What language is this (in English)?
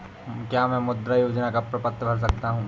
Hindi